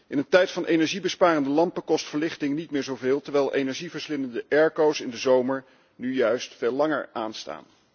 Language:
Dutch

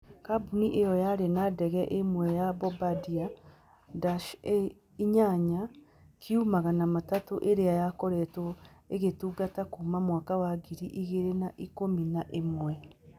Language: Kikuyu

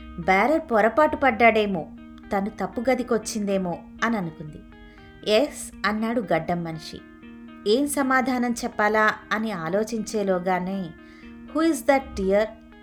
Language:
Telugu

